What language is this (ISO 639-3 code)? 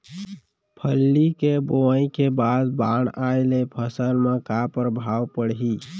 hne